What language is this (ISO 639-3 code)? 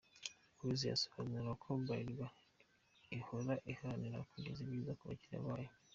kin